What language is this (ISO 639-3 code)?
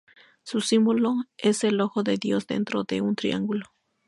spa